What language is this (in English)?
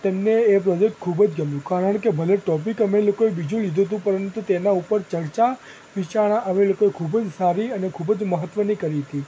Gujarati